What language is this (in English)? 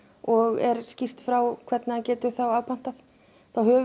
Icelandic